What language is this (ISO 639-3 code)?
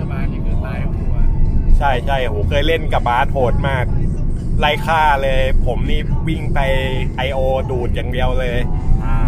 tha